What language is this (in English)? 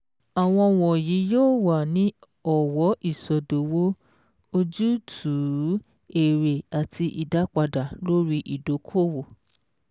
Yoruba